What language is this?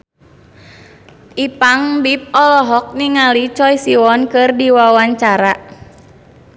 Sundanese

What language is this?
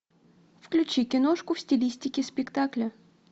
Russian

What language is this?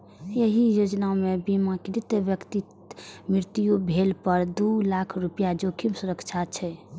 Maithili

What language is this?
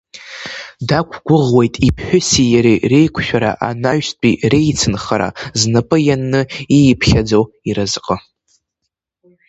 Abkhazian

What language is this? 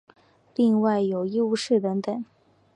Chinese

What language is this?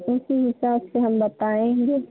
Hindi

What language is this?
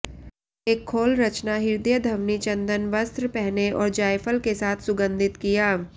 Hindi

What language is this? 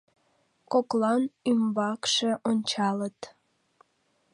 Mari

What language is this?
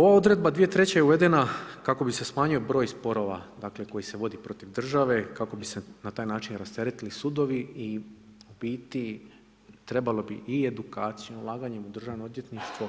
Croatian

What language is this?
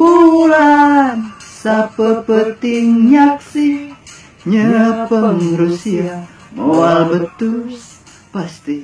Indonesian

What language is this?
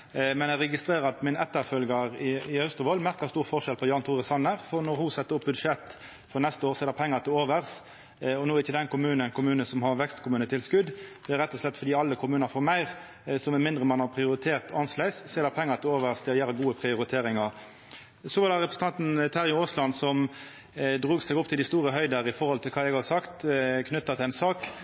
Norwegian Nynorsk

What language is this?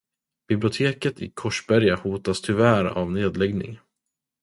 Swedish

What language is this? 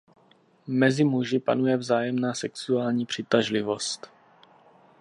Czech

